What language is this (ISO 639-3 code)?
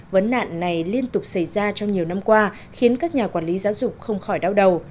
vie